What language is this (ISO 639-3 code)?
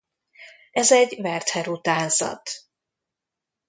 hun